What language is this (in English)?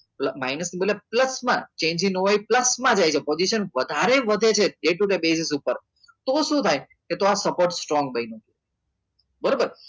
Gujarati